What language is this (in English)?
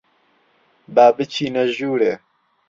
Central Kurdish